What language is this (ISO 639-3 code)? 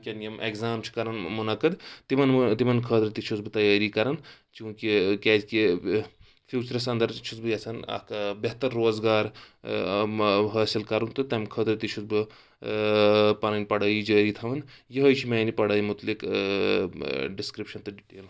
kas